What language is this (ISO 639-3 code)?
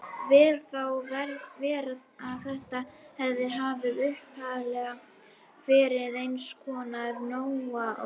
isl